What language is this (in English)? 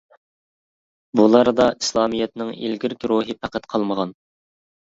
Uyghur